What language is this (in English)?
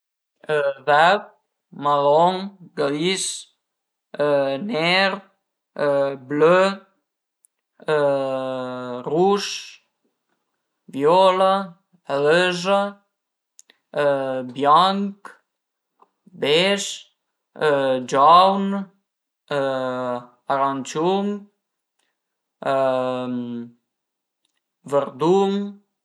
Piedmontese